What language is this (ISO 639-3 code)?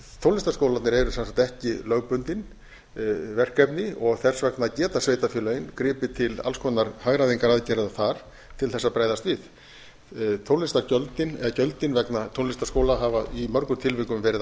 isl